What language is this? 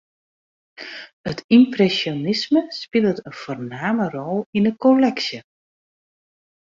Western Frisian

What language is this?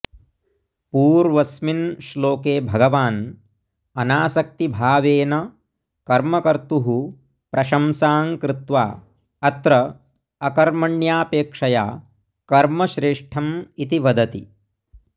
Sanskrit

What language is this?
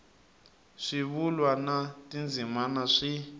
Tsonga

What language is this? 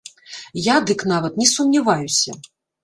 Belarusian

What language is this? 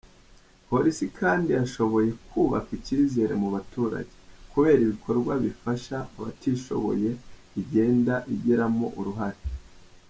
Kinyarwanda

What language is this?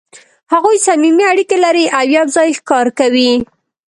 Pashto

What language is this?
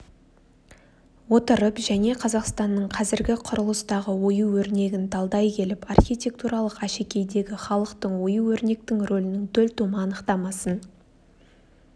Kazakh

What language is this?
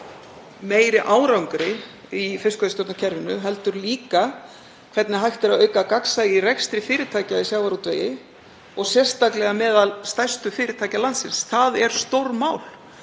Icelandic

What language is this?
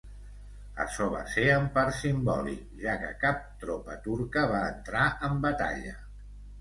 Catalan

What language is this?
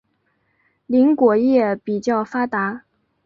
Chinese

